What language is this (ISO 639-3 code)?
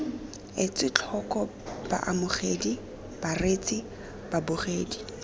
tsn